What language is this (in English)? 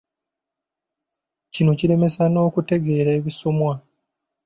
Ganda